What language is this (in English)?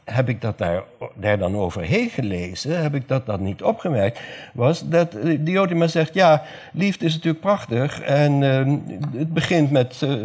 Dutch